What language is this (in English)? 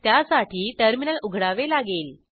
Marathi